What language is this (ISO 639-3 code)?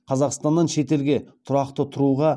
kaz